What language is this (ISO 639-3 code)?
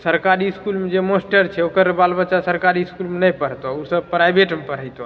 mai